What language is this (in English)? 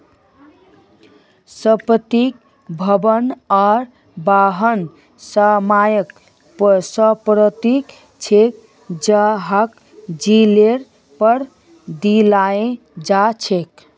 Magahi